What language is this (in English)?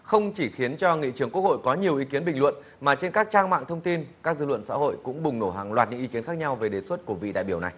Vietnamese